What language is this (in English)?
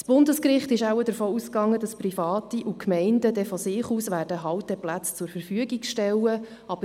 Swiss German